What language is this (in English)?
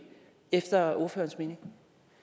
Danish